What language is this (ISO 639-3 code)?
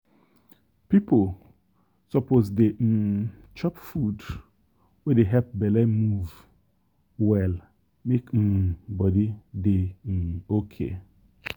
pcm